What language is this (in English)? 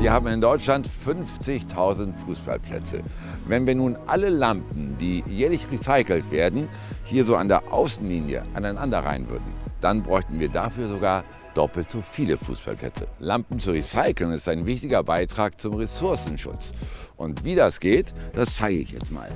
German